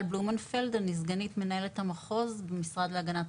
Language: Hebrew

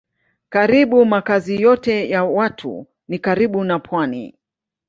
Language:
Swahili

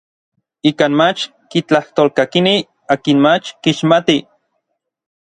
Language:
Orizaba Nahuatl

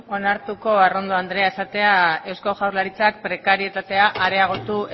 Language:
Basque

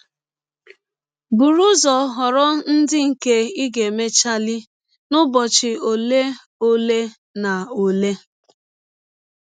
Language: Igbo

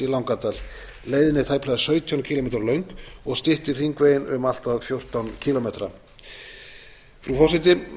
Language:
Icelandic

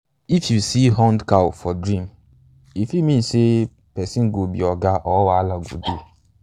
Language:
Nigerian Pidgin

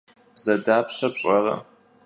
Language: Kabardian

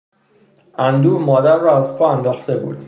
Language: Persian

